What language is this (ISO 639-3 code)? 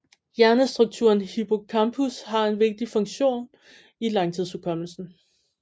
dan